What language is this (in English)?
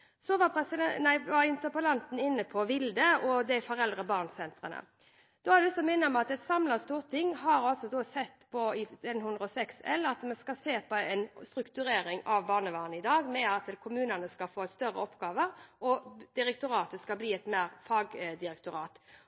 Norwegian Bokmål